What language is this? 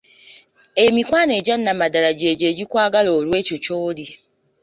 Ganda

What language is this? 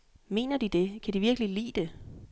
Danish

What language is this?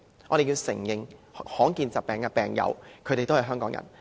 Cantonese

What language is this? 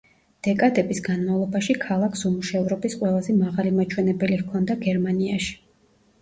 Georgian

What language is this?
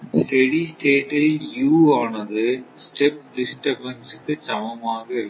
Tamil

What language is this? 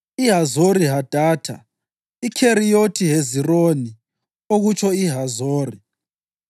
North Ndebele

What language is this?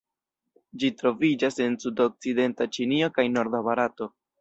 Esperanto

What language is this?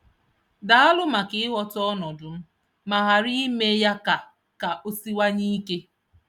Igbo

